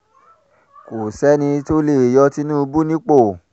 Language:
Yoruba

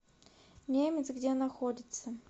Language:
Russian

